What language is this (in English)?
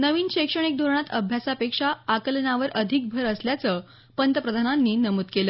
Marathi